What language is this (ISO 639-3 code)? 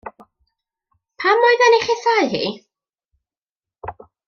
cym